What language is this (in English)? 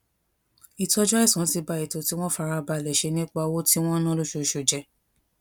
Yoruba